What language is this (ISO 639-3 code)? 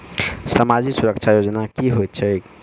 mai